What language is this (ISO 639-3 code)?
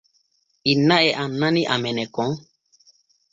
fue